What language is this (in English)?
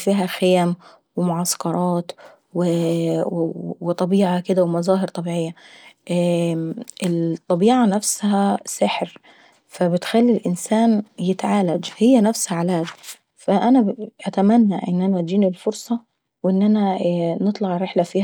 Saidi Arabic